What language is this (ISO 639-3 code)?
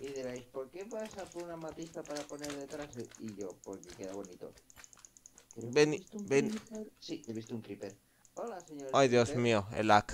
spa